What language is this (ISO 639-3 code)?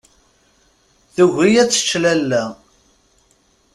kab